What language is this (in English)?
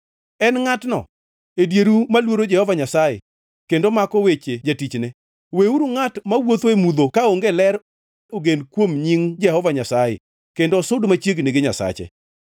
Luo (Kenya and Tanzania)